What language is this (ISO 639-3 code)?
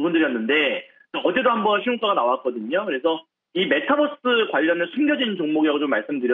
kor